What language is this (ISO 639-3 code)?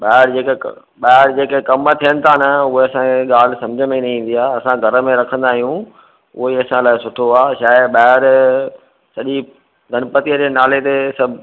snd